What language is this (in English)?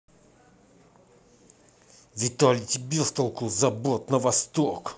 Russian